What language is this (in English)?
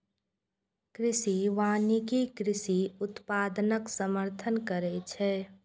Maithili